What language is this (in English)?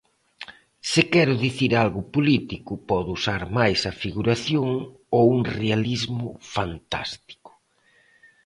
Galician